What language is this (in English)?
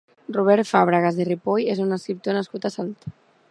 Catalan